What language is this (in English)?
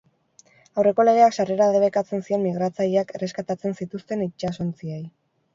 Basque